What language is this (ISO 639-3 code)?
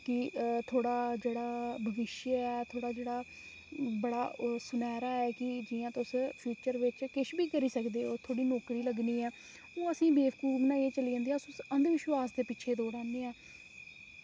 doi